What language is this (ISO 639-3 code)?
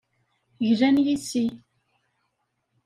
kab